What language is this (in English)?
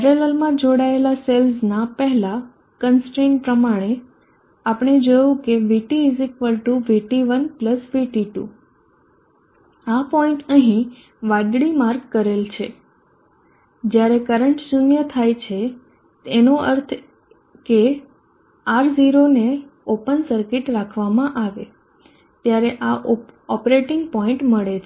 Gujarati